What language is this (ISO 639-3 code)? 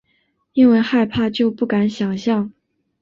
zho